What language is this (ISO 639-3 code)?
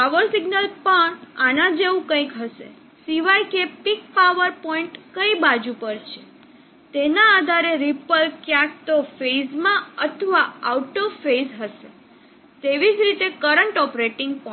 guj